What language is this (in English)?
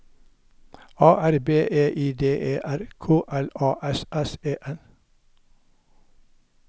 Norwegian